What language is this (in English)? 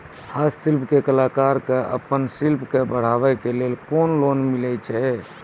Maithili